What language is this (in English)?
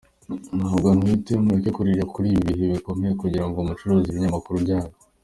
Kinyarwanda